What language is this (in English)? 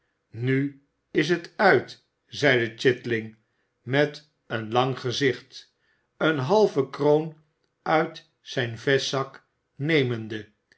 Dutch